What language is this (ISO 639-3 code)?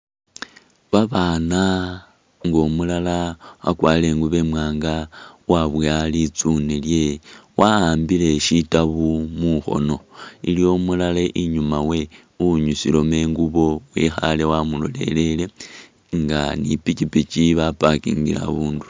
myx